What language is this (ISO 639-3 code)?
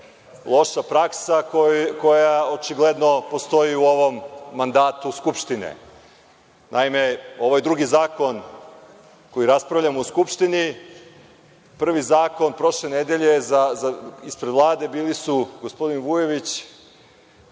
srp